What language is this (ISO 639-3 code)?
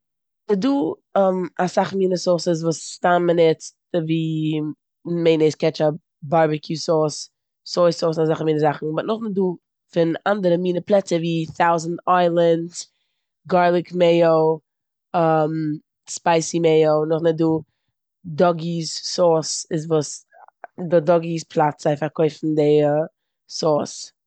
yid